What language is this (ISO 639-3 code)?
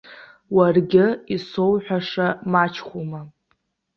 abk